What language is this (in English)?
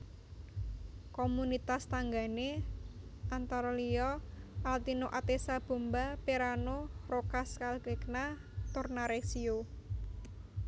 Javanese